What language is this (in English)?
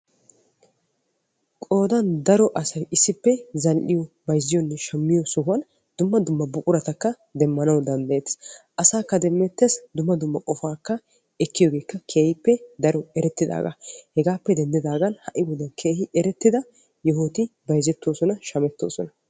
Wolaytta